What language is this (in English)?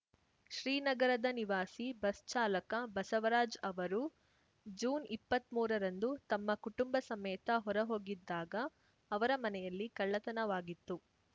Kannada